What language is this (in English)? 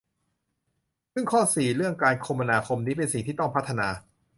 Thai